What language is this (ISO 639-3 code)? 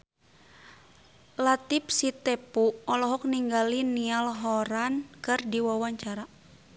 sun